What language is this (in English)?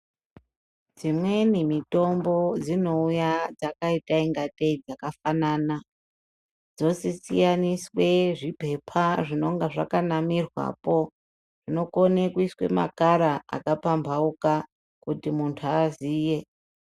Ndau